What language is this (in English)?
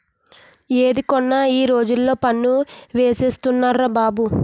Telugu